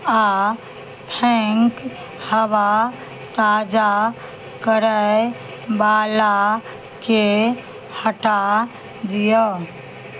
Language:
Maithili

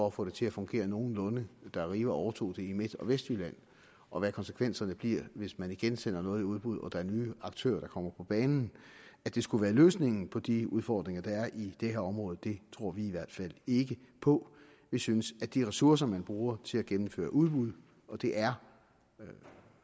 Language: Danish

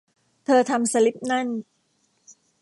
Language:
Thai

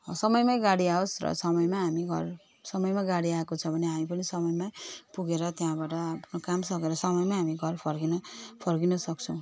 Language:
Nepali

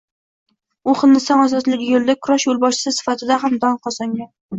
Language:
Uzbek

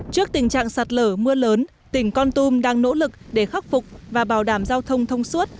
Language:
Vietnamese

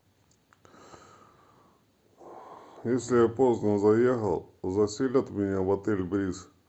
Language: Russian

